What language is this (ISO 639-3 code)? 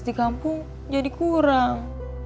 ind